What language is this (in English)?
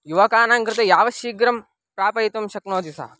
Sanskrit